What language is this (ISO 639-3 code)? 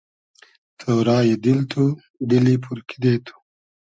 haz